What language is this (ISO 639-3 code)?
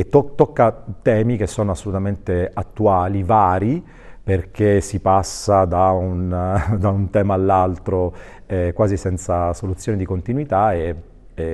ita